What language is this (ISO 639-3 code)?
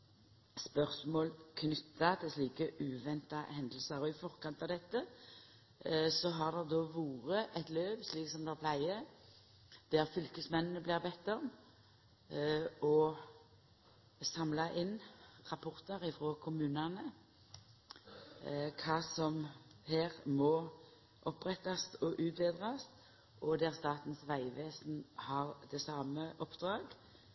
nno